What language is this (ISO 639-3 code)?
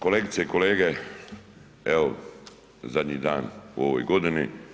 hrv